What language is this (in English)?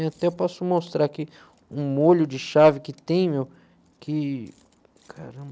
Portuguese